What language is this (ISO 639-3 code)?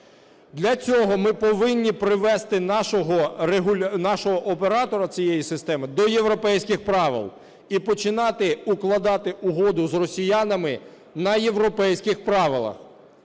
ukr